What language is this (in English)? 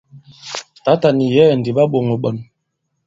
Bankon